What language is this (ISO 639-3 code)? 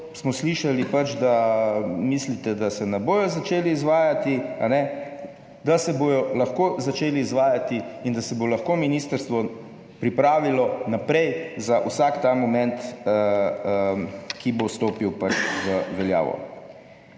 slv